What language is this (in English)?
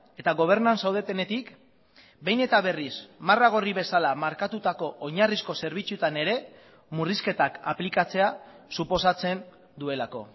Basque